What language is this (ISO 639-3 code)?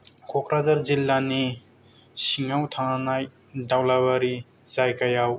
brx